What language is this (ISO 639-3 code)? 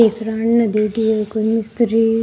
raj